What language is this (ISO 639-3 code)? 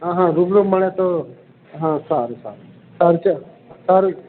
guj